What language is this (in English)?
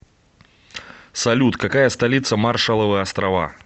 Russian